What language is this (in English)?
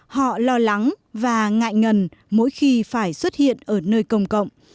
Vietnamese